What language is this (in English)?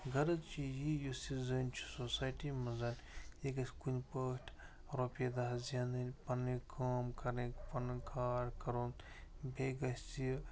Kashmiri